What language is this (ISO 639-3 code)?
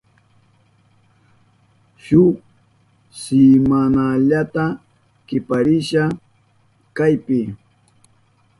qup